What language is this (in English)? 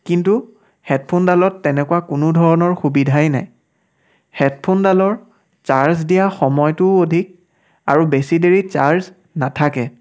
Assamese